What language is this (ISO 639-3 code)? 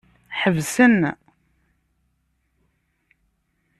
kab